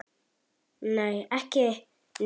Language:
Icelandic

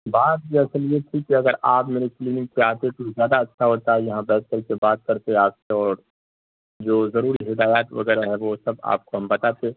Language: Urdu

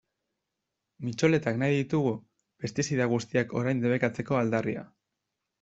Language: Basque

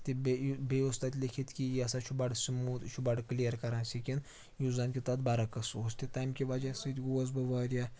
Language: Kashmiri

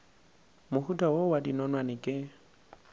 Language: Northern Sotho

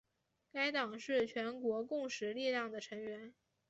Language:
Chinese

